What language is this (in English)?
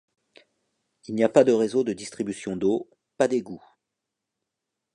French